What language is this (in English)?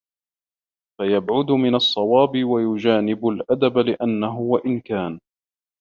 Arabic